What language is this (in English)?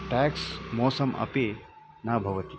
Sanskrit